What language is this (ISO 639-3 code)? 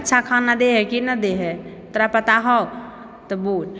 mai